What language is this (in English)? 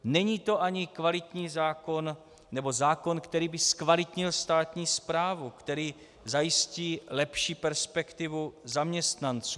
Czech